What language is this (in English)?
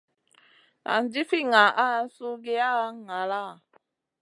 Masana